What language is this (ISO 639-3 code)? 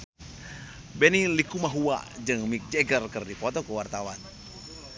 sun